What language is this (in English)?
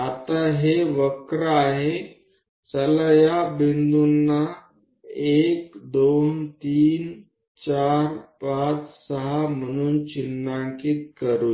Marathi